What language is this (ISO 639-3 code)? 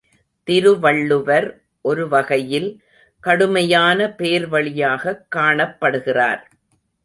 tam